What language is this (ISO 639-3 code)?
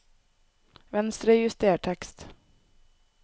nor